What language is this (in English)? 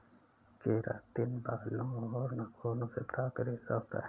Hindi